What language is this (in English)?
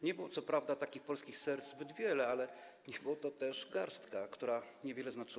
Polish